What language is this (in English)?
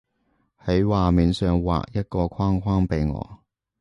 Cantonese